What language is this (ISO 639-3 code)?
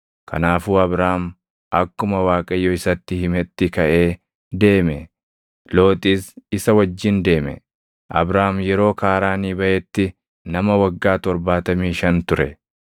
orm